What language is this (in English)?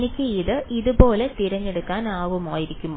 Malayalam